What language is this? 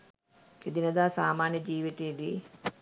Sinhala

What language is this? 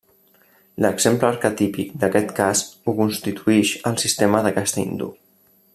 Catalan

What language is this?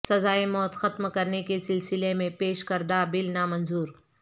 Urdu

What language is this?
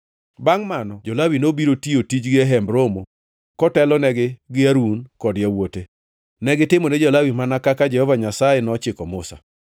Luo (Kenya and Tanzania)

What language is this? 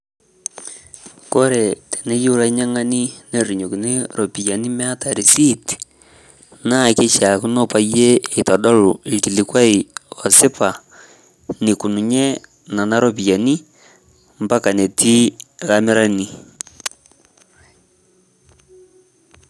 Masai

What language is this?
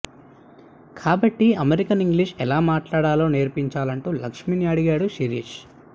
Telugu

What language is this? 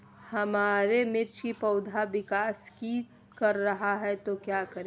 Magahi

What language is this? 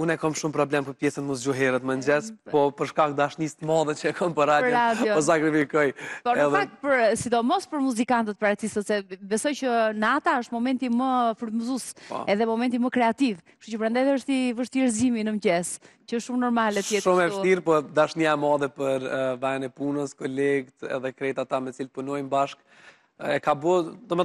Romanian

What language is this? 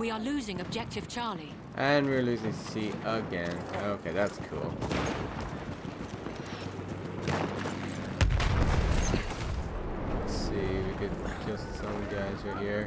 English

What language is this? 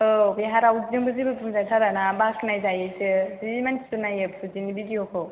Bodo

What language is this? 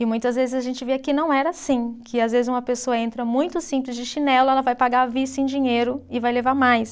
Portuguese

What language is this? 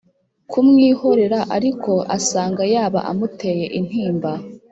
Kinyarwanda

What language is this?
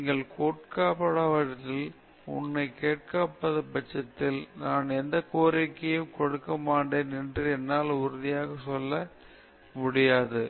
Tamil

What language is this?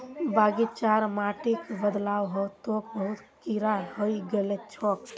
Magahi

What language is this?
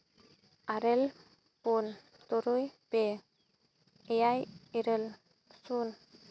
Santali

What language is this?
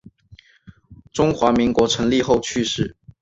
Chinese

